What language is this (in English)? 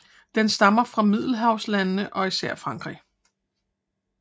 Danish